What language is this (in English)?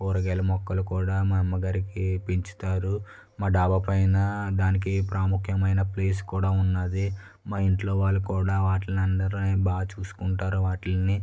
Telugu